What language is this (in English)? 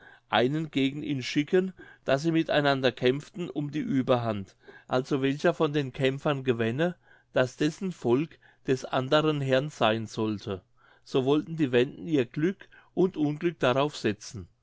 German